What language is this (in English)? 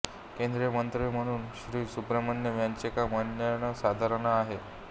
Marathi